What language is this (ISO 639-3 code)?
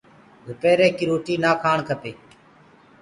ggg